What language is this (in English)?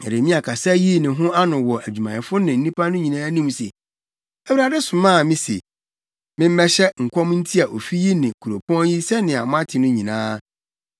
Akan